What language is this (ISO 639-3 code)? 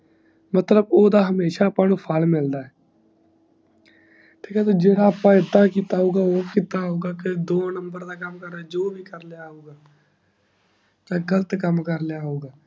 pan